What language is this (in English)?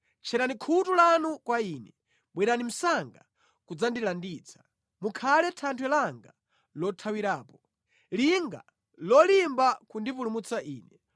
Nyanja